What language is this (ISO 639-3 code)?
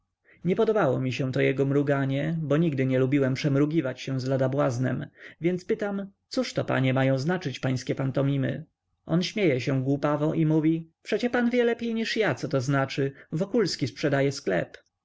pol